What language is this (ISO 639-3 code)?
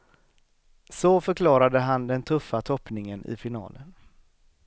swe